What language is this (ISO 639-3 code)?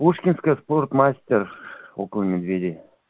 rus